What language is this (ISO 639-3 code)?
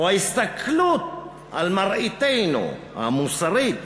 heb